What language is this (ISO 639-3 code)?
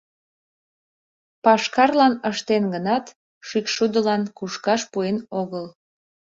chm